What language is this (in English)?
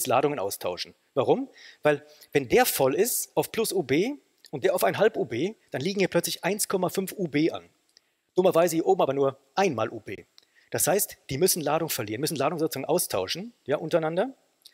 German